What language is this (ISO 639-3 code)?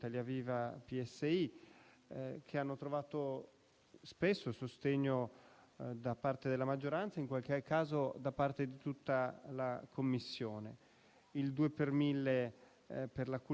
ita